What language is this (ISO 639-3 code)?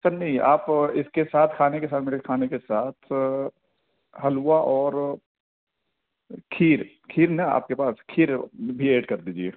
urd